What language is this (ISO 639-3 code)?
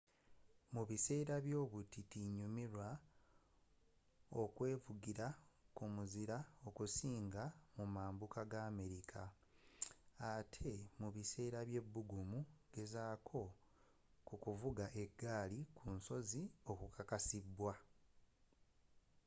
lug